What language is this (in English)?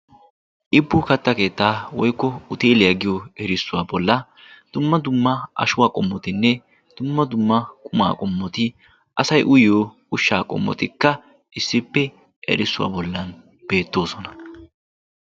Wolaytta